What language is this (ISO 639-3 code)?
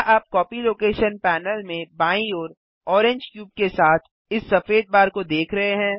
hin